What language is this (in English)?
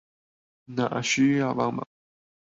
Chinese